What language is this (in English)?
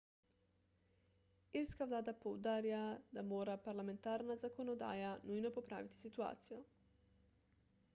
Slovenian